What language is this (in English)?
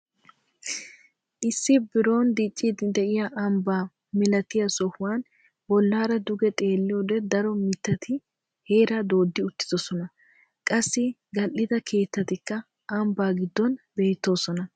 Wolaytta